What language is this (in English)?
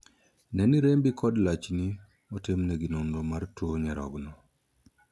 Luo (Kenya and Tanzania)